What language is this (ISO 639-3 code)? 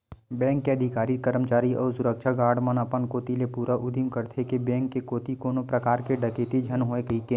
hne